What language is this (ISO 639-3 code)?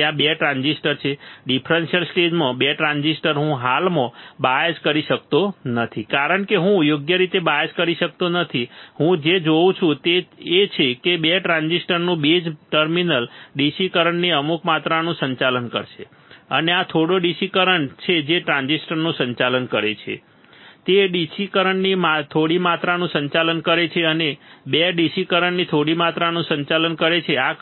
guj